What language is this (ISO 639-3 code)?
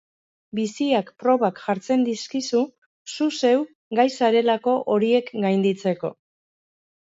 eus